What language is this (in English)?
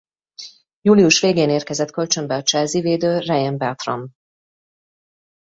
Hungarian